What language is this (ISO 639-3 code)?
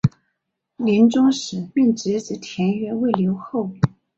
zho